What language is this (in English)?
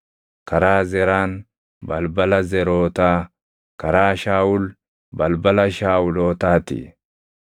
Oromo